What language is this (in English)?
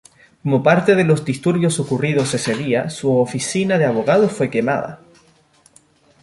Spanish